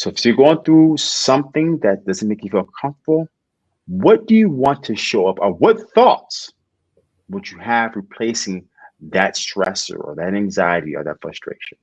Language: English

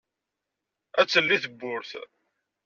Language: Kabyle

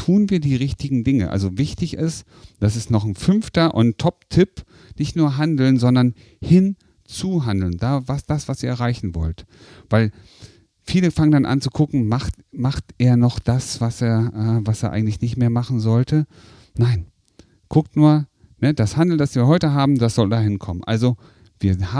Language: German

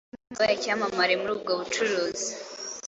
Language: Kinyarwanda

